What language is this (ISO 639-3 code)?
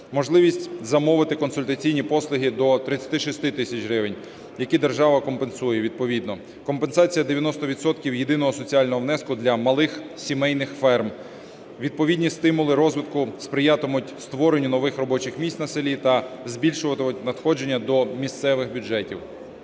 ukr